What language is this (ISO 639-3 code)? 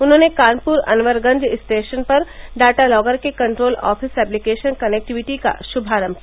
hin